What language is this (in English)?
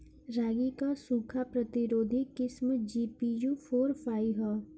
Bhojpuri